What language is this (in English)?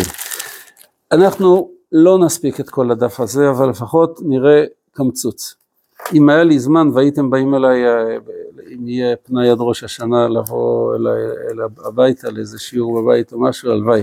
Hebrew